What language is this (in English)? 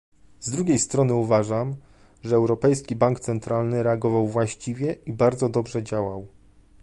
Polish